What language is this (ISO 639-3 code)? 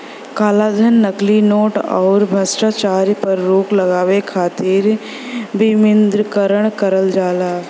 bho